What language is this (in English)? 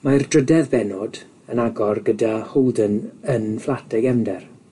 Welsh